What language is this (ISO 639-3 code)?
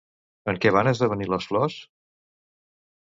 cat